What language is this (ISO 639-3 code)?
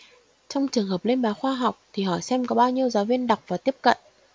vie